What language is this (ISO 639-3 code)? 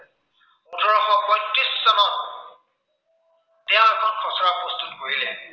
asm